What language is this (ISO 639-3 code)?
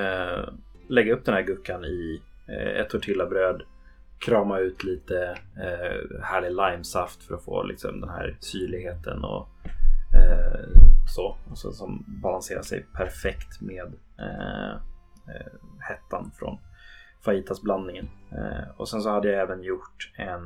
swe